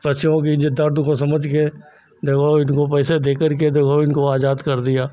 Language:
Hindi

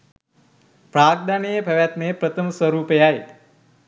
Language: Sinhala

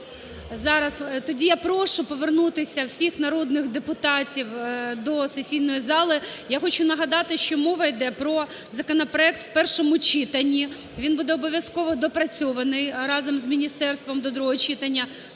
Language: Ukrainian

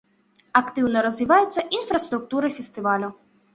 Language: Belarusian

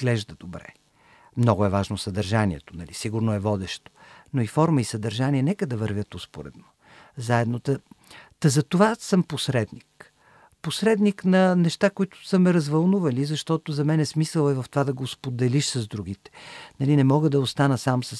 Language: Bulgarian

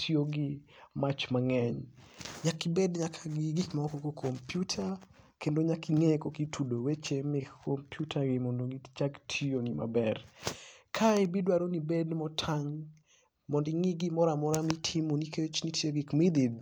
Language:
Luo (Kenya and Tanzania)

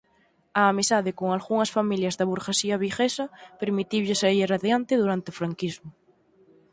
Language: Galician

